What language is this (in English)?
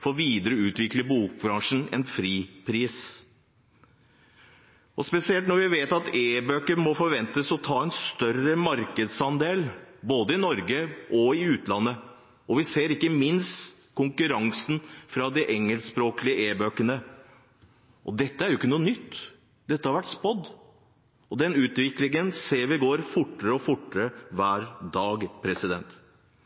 Norwegian Bokmål